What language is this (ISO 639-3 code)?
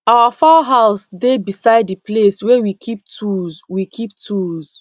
pcm